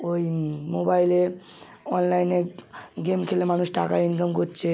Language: Bangla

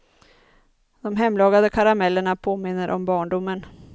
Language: Swedish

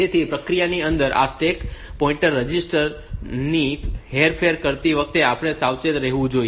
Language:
Gujarati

